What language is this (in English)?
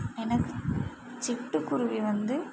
Tamil